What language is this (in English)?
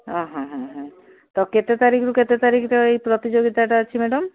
Odia